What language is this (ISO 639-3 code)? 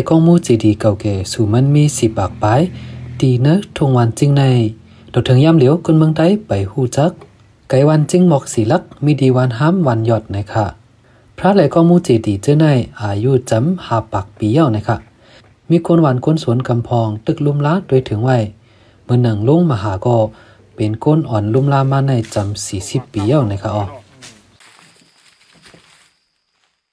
tha